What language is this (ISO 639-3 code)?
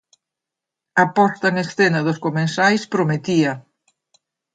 glg